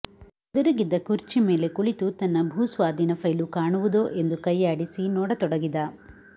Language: Kannada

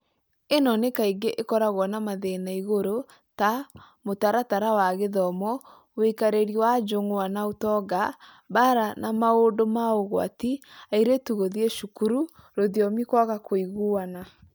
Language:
Kikuyu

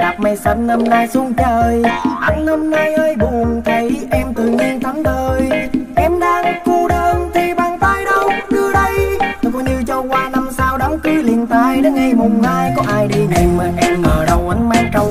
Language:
Vietnamese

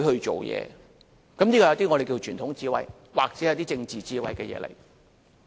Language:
Cantonese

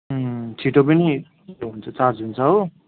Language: Nepali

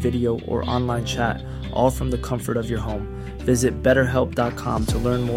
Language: Swedish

